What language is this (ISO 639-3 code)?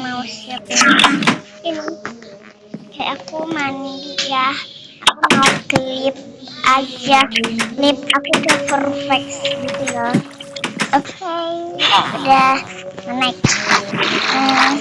ind